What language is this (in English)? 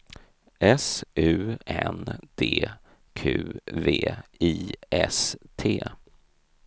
Swedish